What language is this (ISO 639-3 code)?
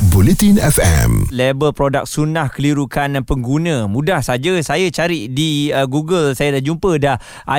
msa